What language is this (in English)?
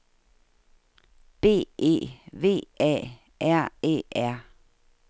Danish